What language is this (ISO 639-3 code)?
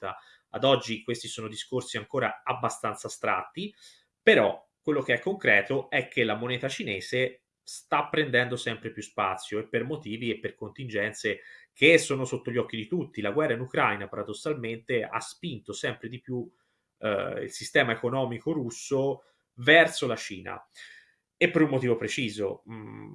ita